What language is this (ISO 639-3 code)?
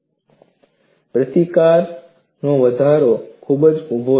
guj